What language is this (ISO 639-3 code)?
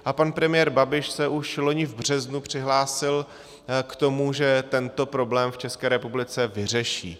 ces